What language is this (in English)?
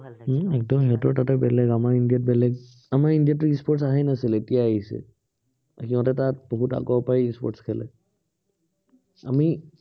Assamese